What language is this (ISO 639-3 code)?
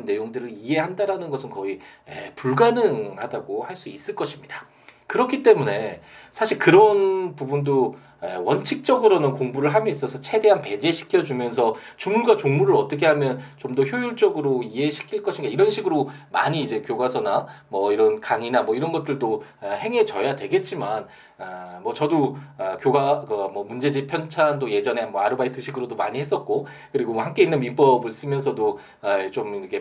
kor